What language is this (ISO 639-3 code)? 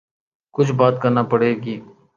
urd